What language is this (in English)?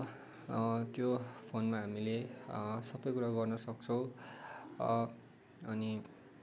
Nepali